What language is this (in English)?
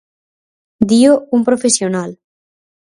Galician